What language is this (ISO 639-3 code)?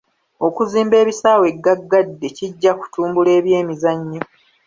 lug